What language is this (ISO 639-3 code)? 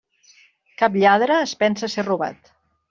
cat